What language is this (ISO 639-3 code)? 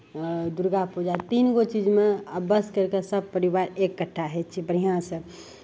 mai